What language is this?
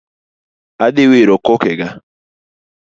Luo (Kenya and Tanzania)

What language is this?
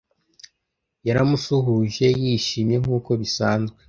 Kinyarwanda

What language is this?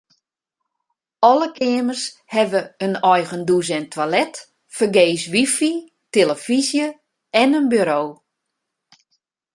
Western Frisian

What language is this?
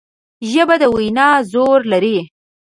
Pashto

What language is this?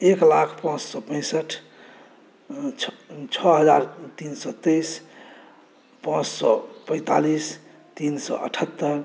Maithili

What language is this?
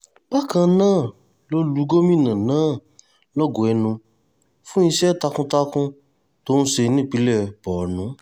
Yoruba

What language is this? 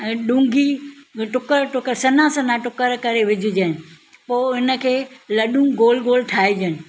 Sindhi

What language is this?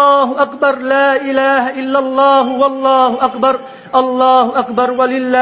Vietnamese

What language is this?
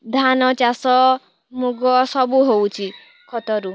Odia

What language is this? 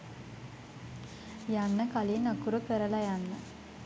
Sinhala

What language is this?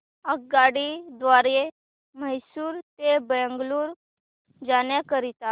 Marathi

